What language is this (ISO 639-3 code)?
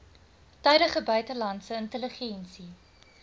afr